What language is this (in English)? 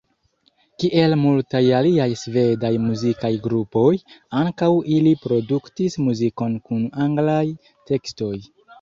Esperanto